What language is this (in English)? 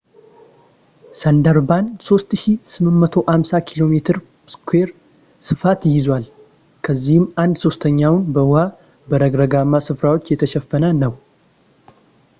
Amharic